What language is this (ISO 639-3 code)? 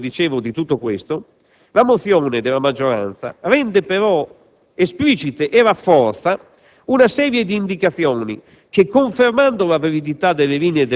ita